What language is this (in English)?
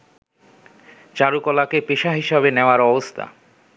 Bangla